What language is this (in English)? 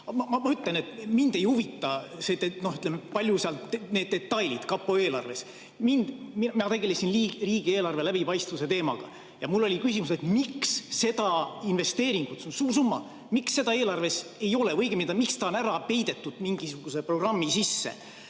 Estonian